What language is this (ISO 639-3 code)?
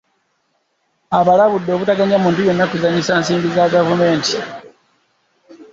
lug